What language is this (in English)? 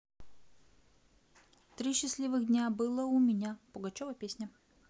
Russian